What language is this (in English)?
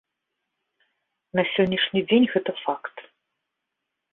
Belarusian